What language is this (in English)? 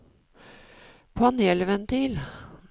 Norwegian